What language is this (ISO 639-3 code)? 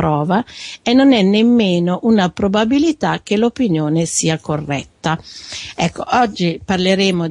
ita